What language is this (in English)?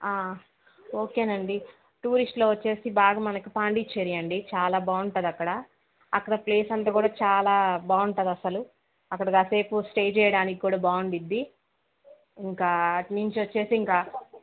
Telugu